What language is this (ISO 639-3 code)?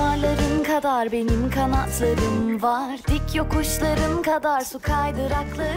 tur